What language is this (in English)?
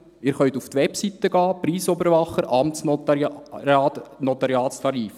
Swiss German